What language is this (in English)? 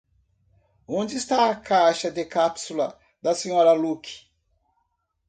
Portuguese